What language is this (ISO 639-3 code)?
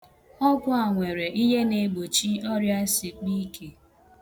ibo